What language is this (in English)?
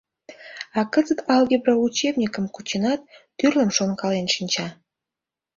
Mari